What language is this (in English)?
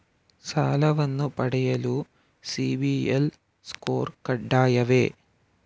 Kannada